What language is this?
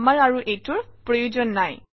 Assamese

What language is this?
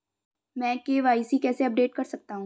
Hindi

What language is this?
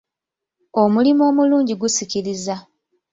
Ganda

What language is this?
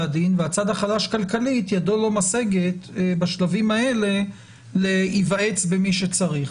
Hebrew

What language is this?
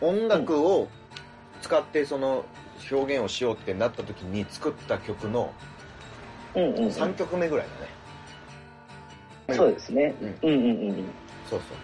Japanese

